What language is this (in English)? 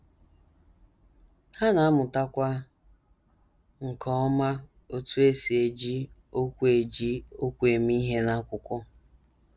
Igbo